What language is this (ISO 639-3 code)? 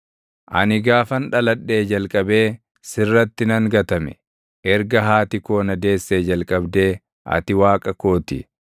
orm